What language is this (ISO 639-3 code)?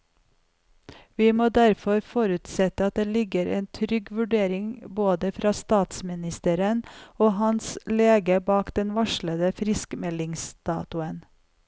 nor